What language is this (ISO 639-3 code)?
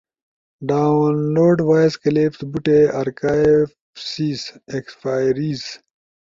ush